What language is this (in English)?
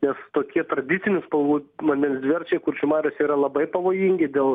Lithuanian